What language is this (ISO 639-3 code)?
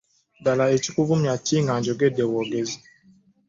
lug